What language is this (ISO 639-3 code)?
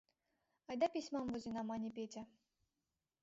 chm